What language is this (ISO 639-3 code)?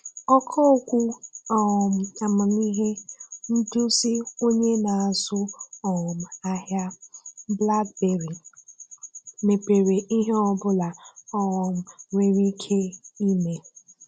ibo